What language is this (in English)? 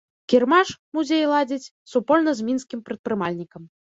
Belarusian